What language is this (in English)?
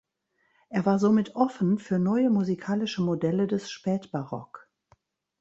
German